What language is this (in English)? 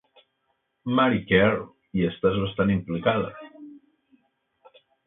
Catalan